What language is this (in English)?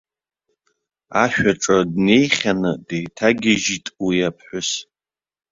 Abkhazian